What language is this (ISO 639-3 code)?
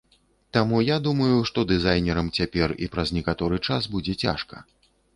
bel